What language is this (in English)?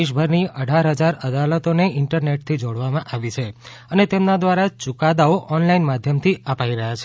Gujarati